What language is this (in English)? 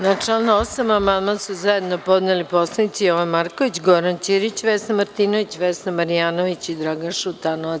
Serbian